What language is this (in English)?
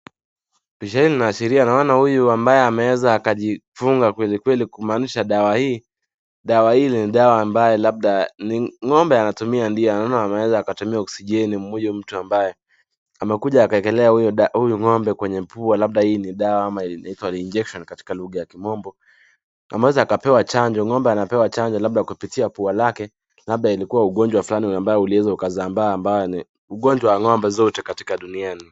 Swahili